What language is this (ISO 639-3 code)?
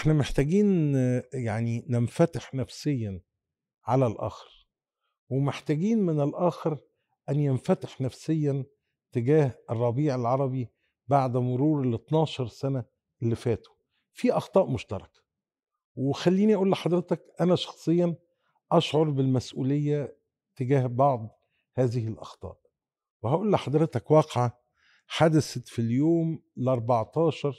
ara